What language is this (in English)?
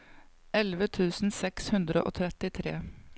Norwegian